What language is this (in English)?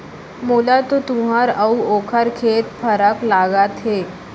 Chhattisgarhi